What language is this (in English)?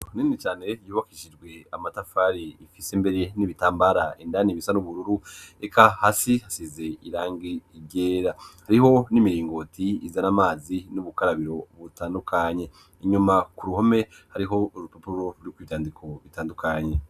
Rundi